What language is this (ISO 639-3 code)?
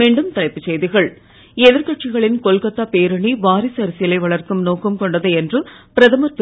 tam